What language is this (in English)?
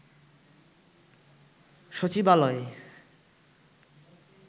Bangla